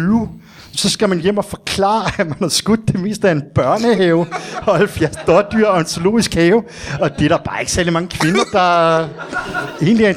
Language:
Danish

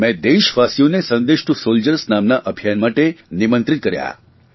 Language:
Gujarati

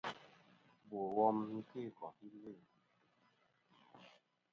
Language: Kom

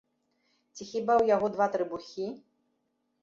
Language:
Belarusian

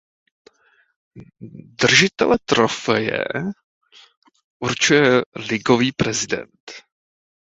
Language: Czech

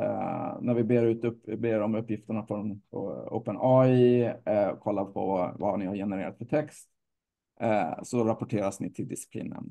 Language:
Swedish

